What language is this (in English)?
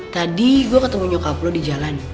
Indonesian